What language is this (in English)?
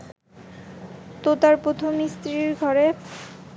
Bangla